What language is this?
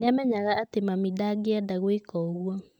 Kikuyu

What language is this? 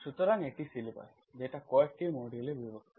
Bangla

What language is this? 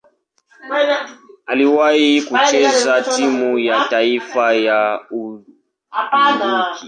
Swahili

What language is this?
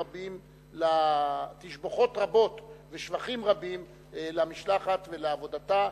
Hebrew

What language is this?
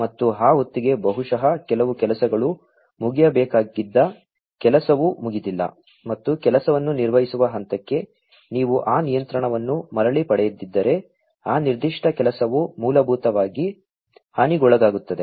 Kannada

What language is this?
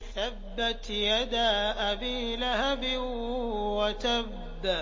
Arabic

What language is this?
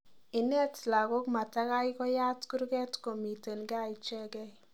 Kalenjin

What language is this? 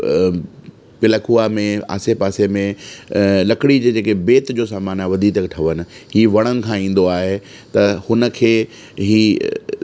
Sindhi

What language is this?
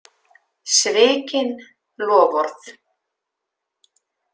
Icelandic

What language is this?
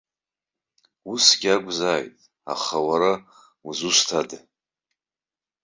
Abkhazian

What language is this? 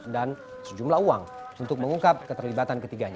Indonesian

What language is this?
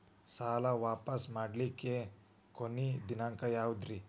Kannada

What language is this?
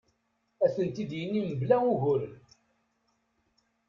Kabyle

